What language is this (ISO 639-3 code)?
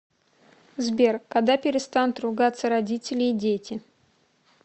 rus